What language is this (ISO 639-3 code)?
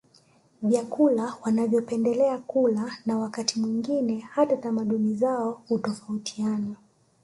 swa